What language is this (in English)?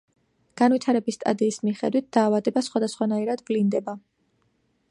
Georgian